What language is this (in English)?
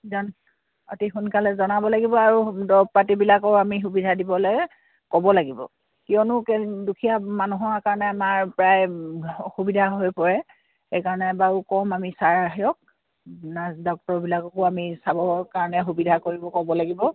Assamese